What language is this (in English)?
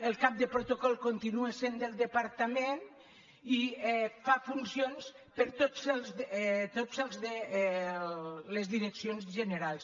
Catalan